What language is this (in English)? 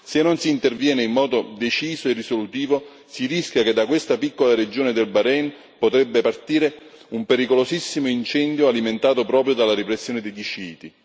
Italian